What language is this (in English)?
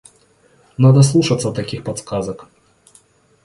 Russian